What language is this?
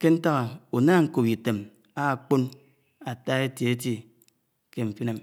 Anaang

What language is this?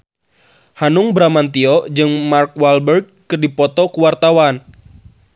Sundanese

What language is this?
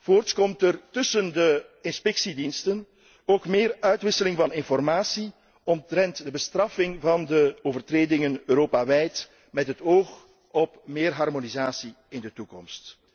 Dutch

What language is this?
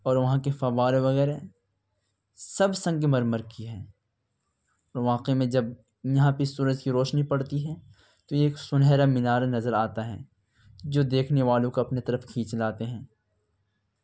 Urdu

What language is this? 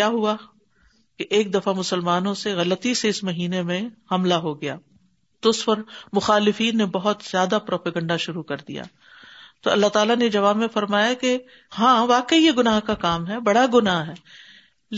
Urdu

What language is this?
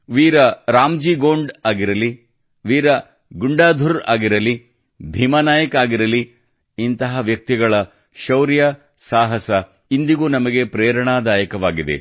Kannada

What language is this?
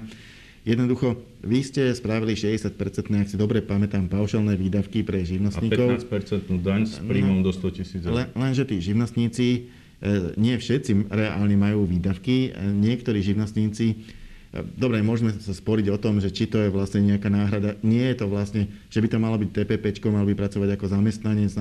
Slovak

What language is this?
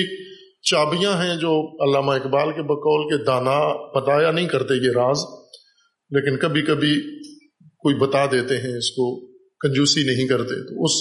Urdu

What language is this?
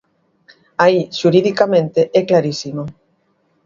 Galician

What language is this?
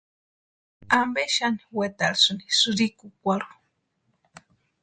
Western Highland Purepecha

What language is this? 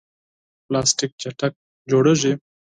Pashto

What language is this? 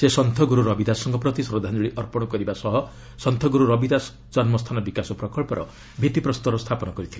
Odia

